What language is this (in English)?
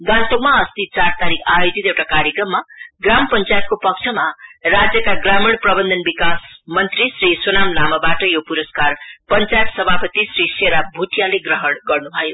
Nepali